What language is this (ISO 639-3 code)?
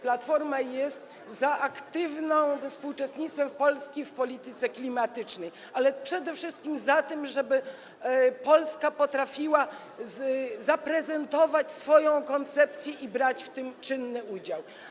pol